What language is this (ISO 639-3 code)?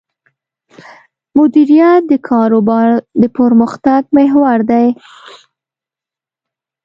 pus